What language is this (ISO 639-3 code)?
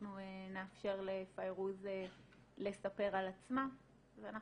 heb